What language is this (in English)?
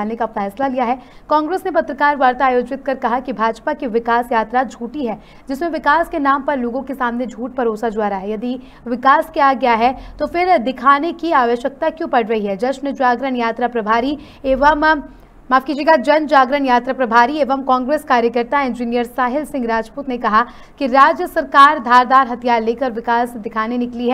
Hindi